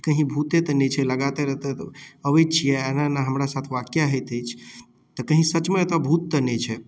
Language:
Maithili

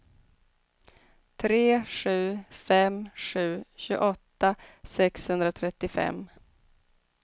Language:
Swedish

